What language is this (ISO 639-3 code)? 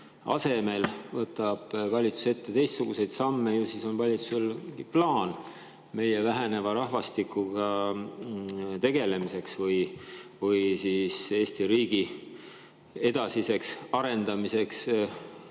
est